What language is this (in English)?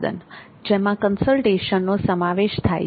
Gujarati